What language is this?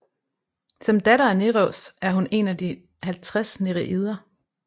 Danish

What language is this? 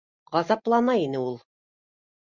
Bashkir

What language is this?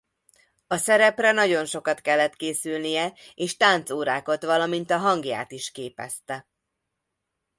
Hungarian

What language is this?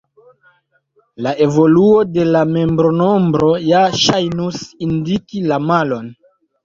Esperanto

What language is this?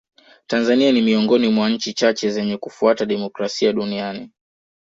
Swahili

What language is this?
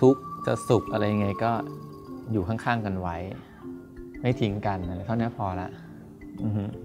Thai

